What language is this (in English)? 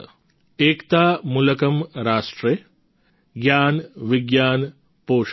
Gujarati